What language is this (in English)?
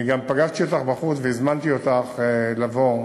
Hebrew